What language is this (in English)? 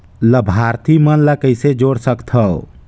Chhattisgarhi